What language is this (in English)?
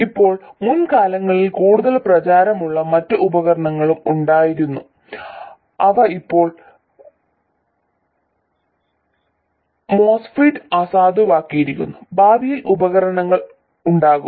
Malayalam